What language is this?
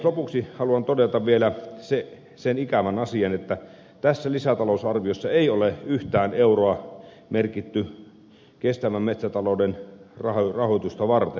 Finnish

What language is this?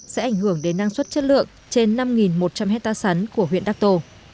Vietnamese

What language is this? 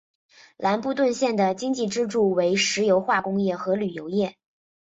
Chinese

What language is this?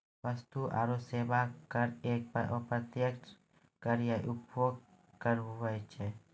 Maithili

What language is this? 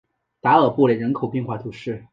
Chinese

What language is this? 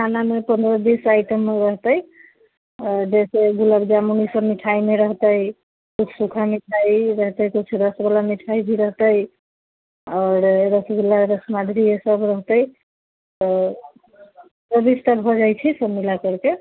Maithili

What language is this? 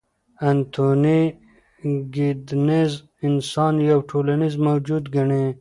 Pashto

